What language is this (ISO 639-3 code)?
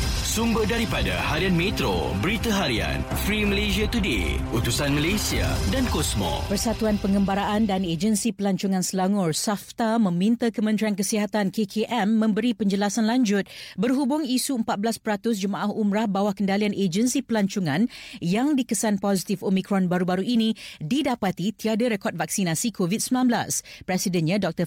msa